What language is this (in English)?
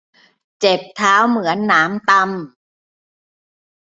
Thai